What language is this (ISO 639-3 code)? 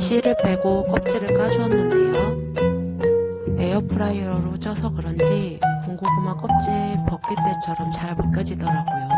kor